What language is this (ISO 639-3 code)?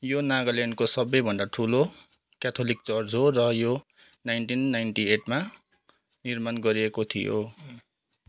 nep